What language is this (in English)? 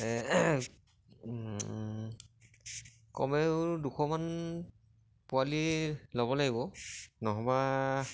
Assamese